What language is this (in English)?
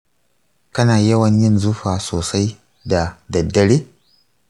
Hausa